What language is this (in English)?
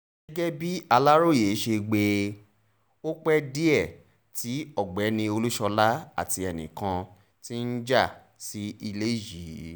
Yoruba